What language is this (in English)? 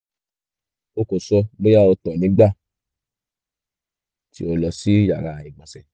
Yoruba